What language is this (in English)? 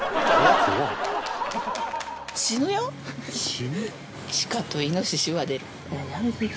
Japanese